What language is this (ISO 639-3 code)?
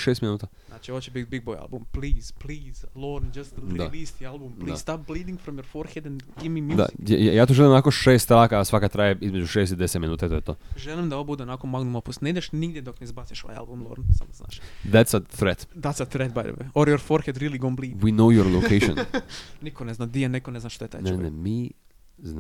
hrv